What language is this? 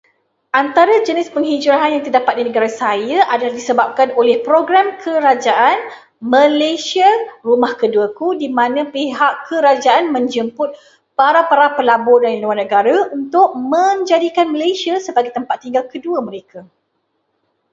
Malay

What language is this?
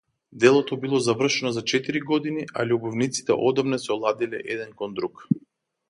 Macedonian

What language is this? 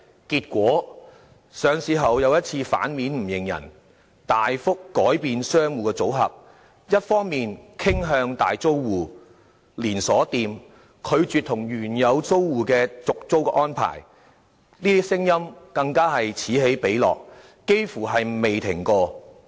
Cantonese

